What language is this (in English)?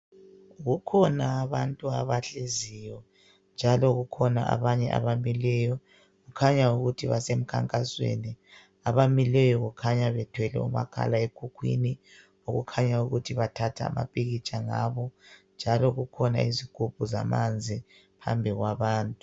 North Ndebele